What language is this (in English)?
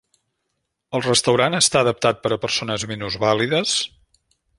Catalan